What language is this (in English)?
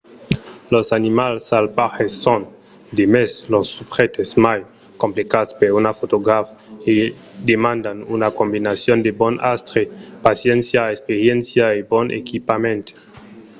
Occitan